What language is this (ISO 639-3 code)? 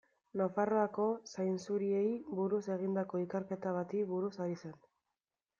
eus